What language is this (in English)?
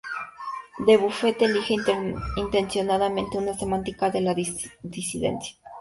Spanish